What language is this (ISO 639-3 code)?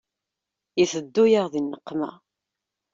kab